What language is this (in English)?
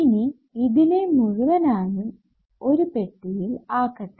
Malayalam